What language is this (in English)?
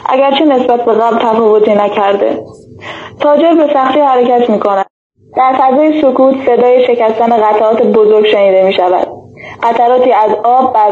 Persian